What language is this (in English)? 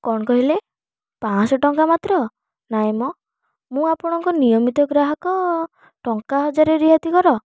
Odia